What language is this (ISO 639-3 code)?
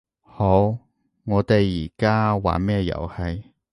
yue